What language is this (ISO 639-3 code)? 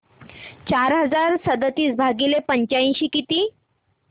mar